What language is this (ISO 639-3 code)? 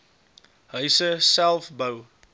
afr